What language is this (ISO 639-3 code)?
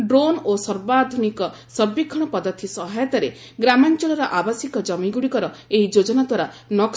ori